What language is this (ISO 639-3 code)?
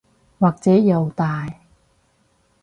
yue